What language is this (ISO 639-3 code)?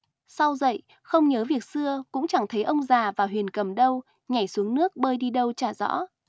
vie